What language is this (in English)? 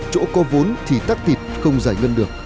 Vietnamese